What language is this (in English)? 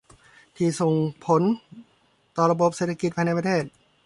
Thai